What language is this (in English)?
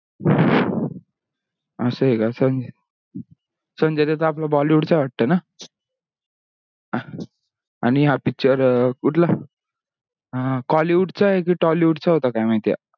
Marathi